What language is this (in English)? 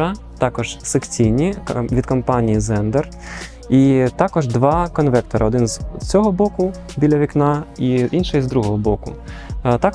Ukrainian